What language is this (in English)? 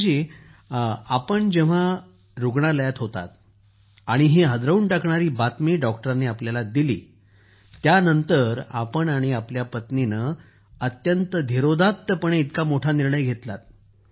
Marathi